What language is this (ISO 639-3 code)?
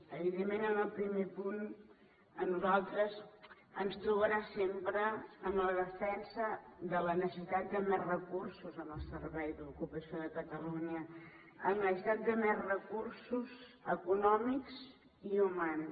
cat